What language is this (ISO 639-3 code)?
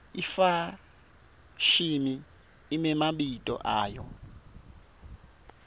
ssw